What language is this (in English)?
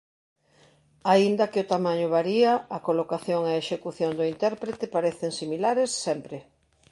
Galician